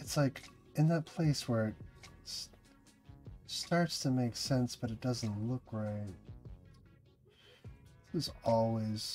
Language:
English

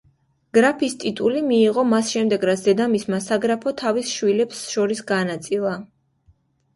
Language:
Georgian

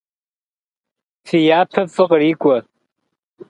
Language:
Kabardian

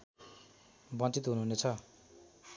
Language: Nepali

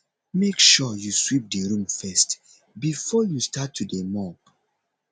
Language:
Nigerian Pidgin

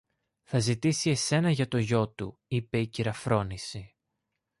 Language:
Greek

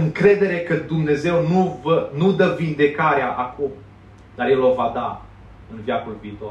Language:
Romanian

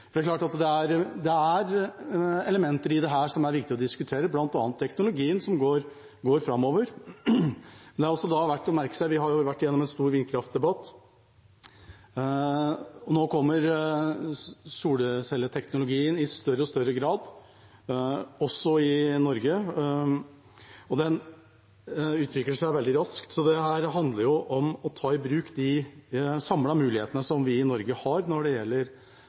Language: Norwegian Bokmål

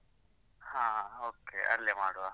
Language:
Kannada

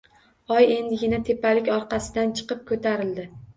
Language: Uzbek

